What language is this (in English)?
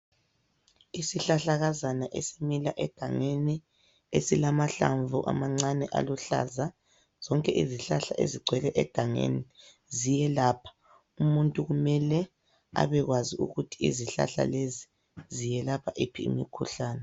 North Ndebele